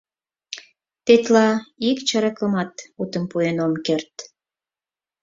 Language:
Mari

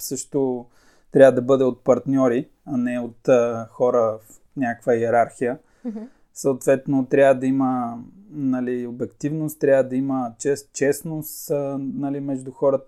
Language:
Bulgarian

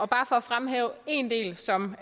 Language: Danish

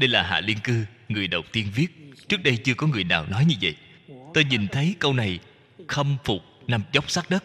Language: Vietnamese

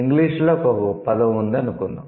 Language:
Telugu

